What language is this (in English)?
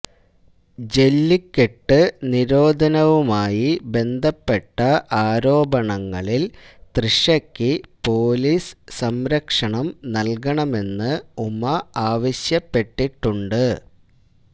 Malayalam